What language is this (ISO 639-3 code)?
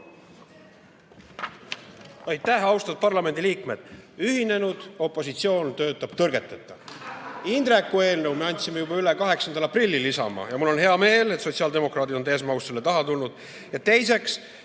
est